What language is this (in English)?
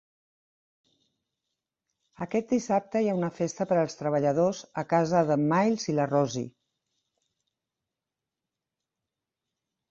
Catalan